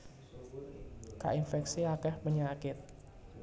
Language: Javanese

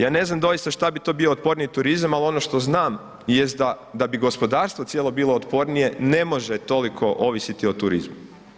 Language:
Croatian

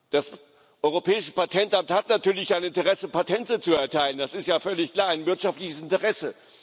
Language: German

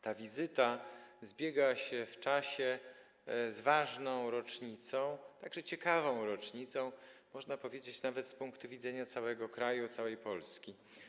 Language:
Polish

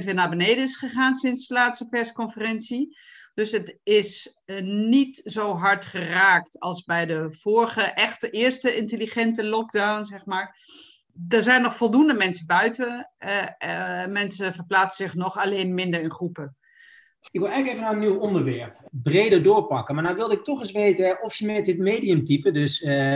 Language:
Dutch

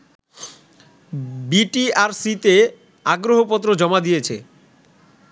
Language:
Bangla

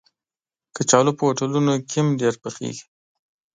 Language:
Pashto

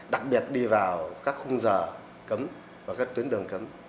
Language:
Vietnamese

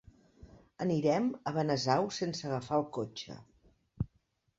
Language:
Catalan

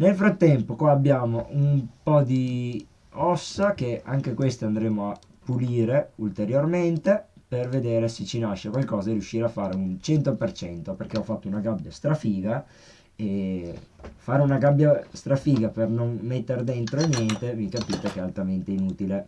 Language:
Italian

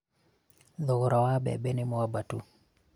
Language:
Kikuyu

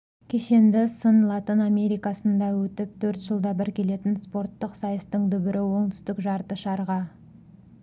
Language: Kazakh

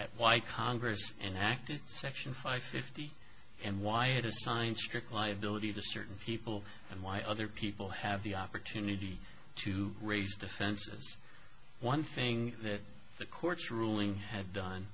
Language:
English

